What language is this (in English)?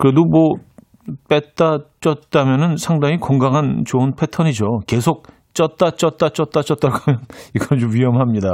Korean